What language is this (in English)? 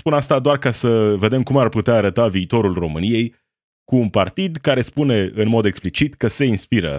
Romanian